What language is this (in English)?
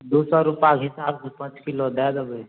Maithili